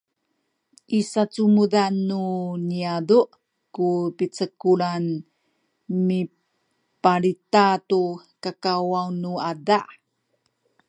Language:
Sakizaya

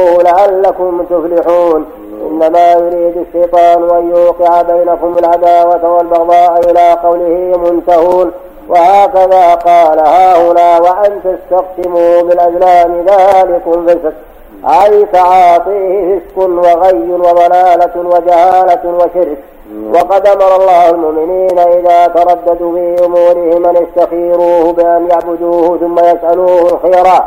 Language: Arabic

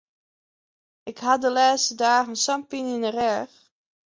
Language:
Western Frisian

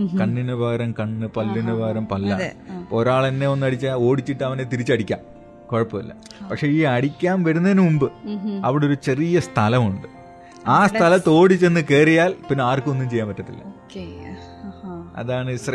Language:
Malayalam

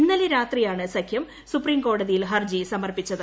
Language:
Malayalam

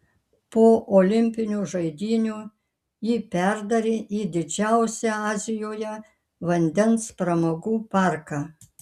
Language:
Lithuanian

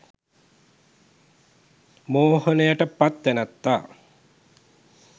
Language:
Sinhala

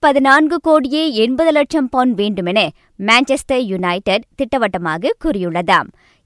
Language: Tamil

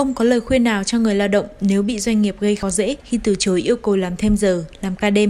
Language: Vietnamese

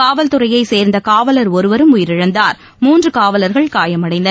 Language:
Tamil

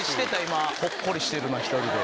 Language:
Japanese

